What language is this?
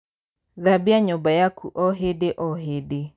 Kikuyu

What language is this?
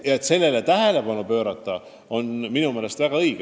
Estonian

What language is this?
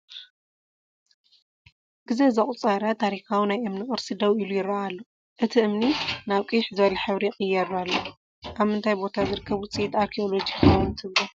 Tigrinya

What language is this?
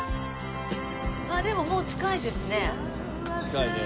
Japanese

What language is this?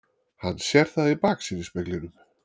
Icelandic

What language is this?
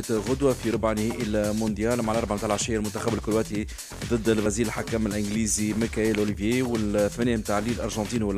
Arabic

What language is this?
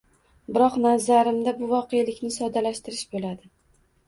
Uzbek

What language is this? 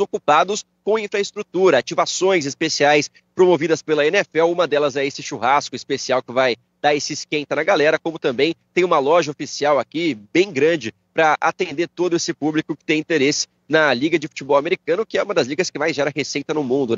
Portuguese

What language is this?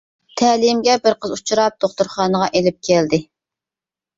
Uyghur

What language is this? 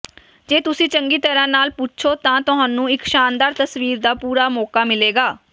Punjabi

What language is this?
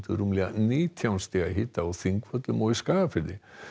Icelandic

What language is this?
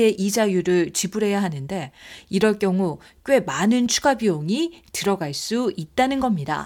Korean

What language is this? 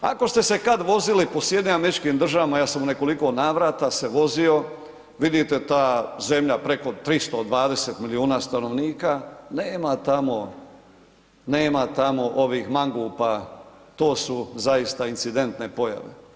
Croatian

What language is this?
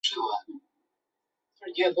Chinese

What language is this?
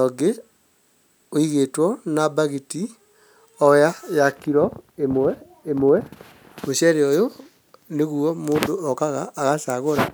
Kikuyu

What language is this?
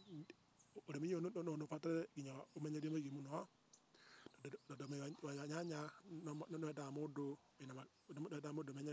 Kikuyu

